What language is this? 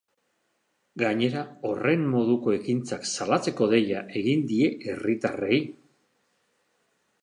Basque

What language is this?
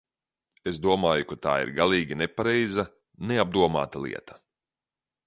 Latvian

